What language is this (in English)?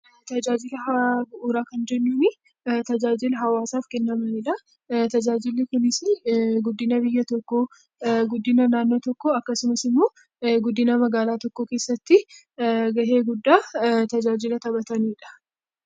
Oromo